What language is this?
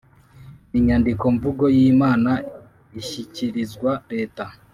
Kinyarwanda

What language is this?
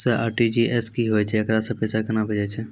Maithili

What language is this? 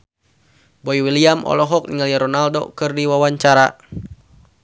Sundanese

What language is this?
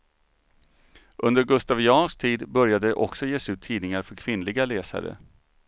Swedish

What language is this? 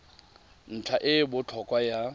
Tswana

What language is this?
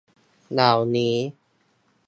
Thai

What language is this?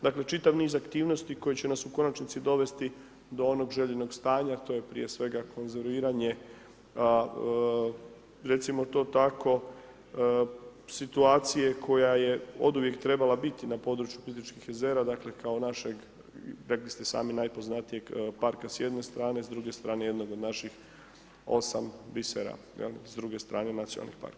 Croatian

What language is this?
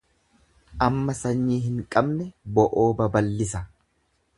Oromo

